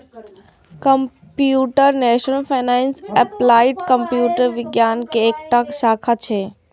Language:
Maithili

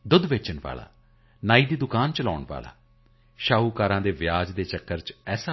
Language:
Punjabi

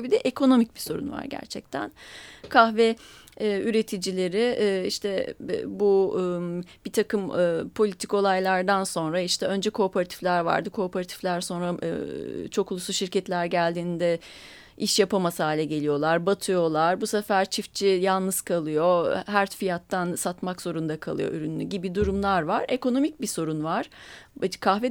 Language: Turkish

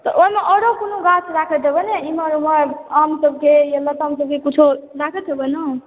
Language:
Maithili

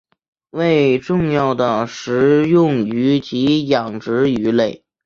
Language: Chinese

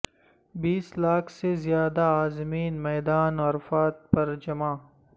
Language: Urdu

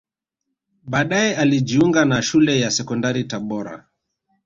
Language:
Swahili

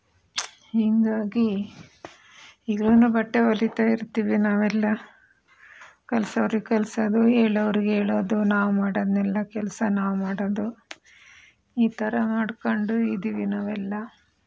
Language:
Kannada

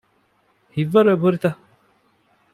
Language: Divehi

